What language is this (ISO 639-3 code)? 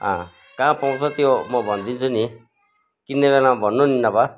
nep